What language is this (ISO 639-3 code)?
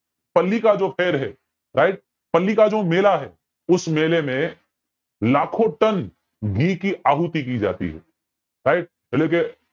guj